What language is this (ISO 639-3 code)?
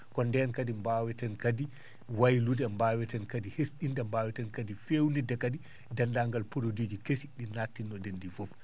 ful